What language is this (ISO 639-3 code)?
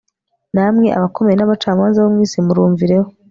kin